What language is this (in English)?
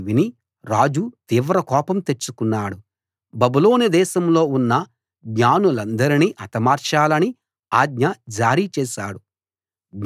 Telugu